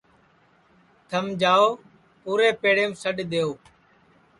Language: Sansi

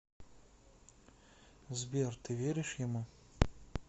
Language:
Russian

